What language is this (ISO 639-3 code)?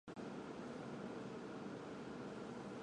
zho